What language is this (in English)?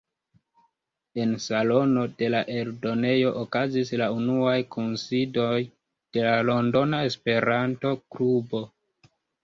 Esperanto